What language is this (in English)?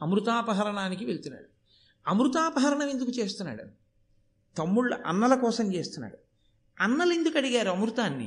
Telugu